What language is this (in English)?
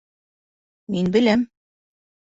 Bashkir